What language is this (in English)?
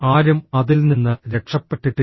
Malayalam